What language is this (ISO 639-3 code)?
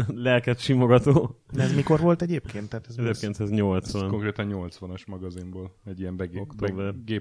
hun